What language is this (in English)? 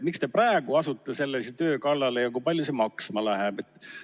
Estonian